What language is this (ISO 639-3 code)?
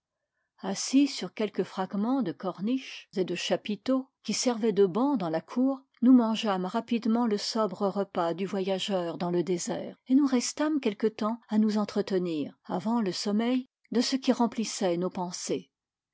fra